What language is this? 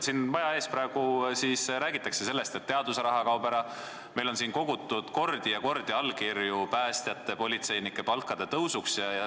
Estonian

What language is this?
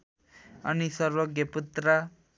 Nepali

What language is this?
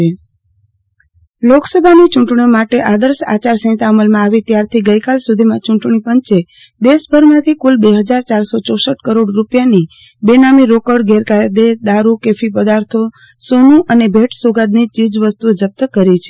Gujarati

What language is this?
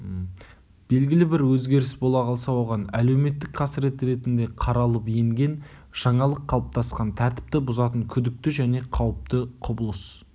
Kazakh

